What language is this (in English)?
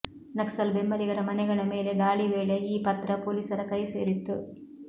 Kannada